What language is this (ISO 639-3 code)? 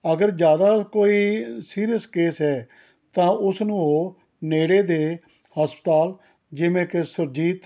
pan